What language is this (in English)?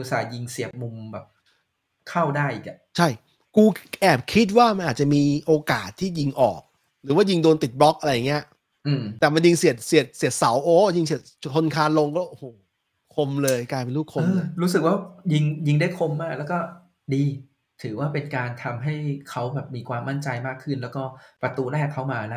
Thai